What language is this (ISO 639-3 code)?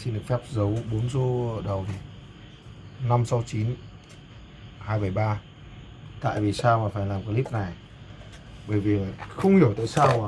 vie